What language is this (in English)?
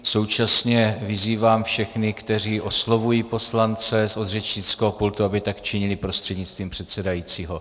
Czech